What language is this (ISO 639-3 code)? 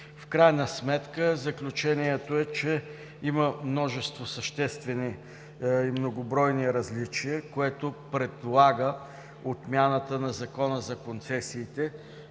bul